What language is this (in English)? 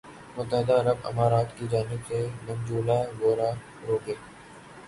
Urdu